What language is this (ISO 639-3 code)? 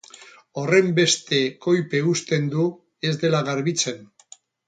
eus